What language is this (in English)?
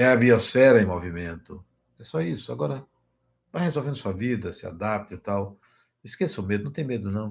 Portuguese